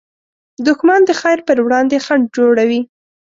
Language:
Pashto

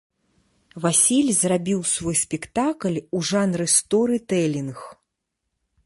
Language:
Belarusian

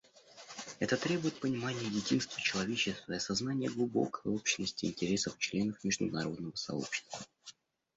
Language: Russian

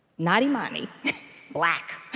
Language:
English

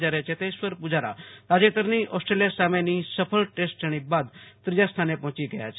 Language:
Gujarati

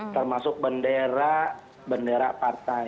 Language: Indonesian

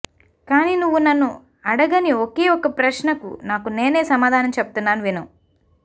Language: Telugu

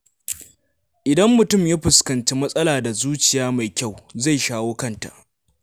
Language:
Hausa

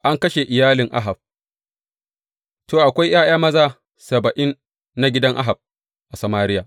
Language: Hausa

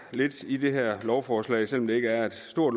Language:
Danish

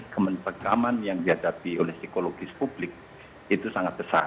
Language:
Indonesian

